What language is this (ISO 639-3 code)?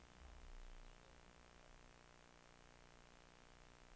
dan